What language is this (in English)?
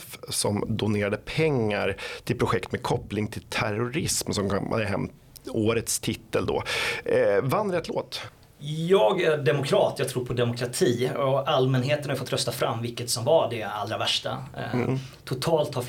Swedish